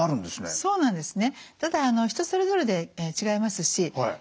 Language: Japanese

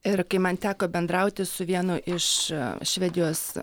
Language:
Lithuanian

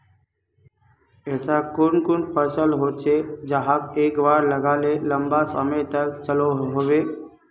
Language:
Magahi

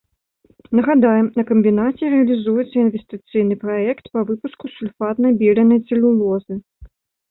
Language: Belarusian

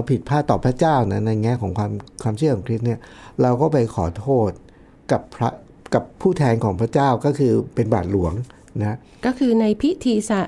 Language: Thai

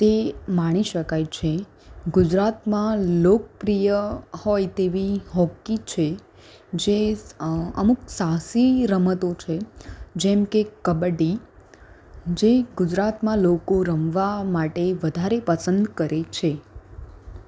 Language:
Gujarati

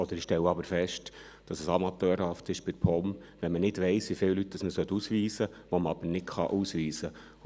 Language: Swiss German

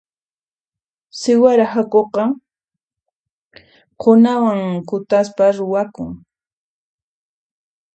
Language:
Puno Quechua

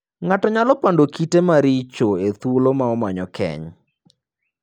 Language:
Luo (Kenya and Tanzania)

